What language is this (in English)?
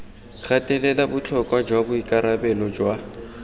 Tswana